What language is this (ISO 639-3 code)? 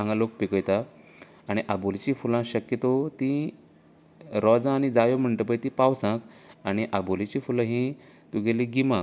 kok